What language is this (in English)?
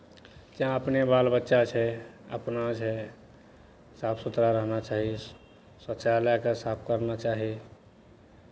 Maithili